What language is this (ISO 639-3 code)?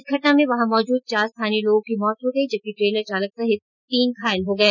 hin